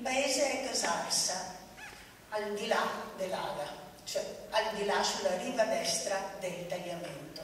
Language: Italian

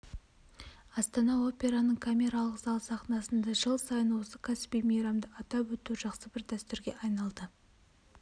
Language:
Kazakh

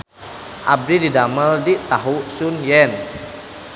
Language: Sundanese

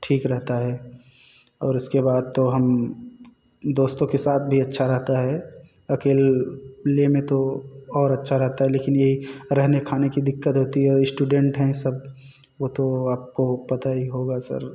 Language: Hindi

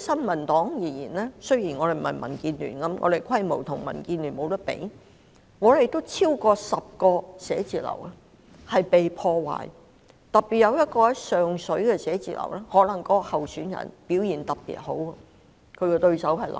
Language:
Cantonese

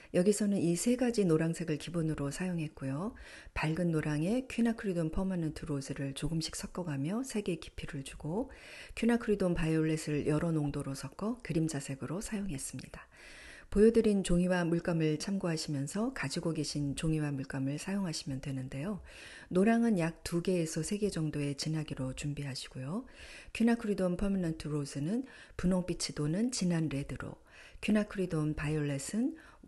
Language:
Korean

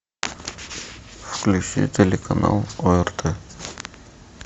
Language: Russian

